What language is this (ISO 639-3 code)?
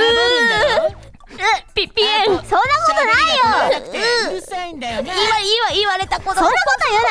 jpn